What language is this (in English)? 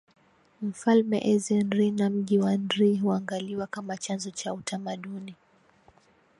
Swahili